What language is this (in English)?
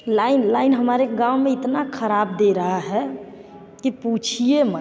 Hindi